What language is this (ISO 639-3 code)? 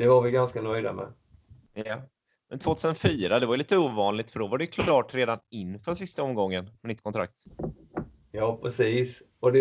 swe